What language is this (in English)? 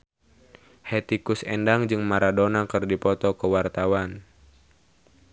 Sundanese